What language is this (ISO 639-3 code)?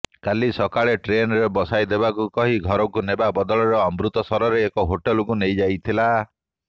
ori